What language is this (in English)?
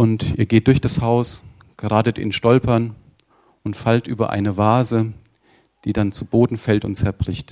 German